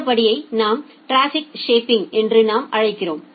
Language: Tamil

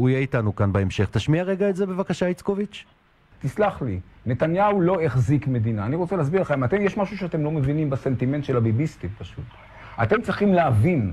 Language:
Hebrew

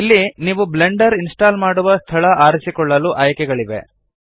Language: Kannada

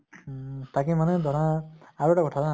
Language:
Assamese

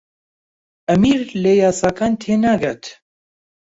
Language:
Central Kurdish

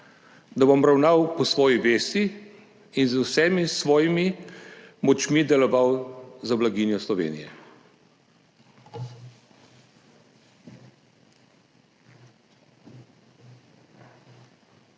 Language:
Slovenian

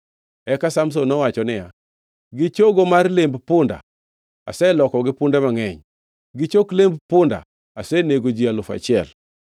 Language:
Luo (Kenya and Tanzania)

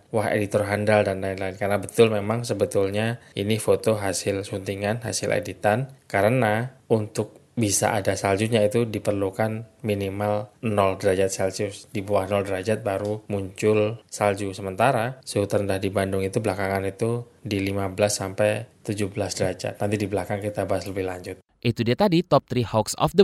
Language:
Indonesian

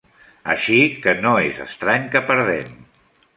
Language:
Catalan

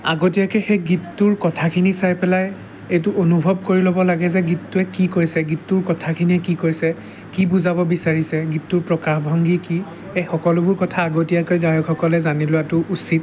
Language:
Assamese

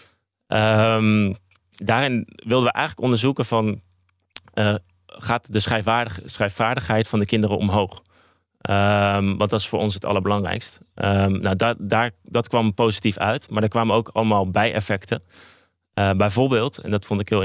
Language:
Dutch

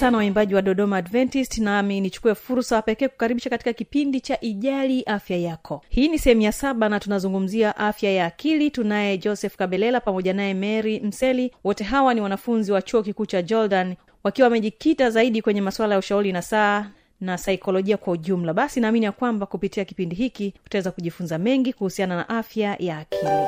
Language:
Swahili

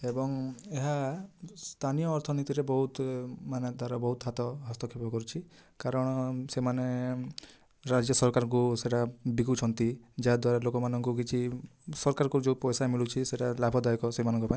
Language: Odia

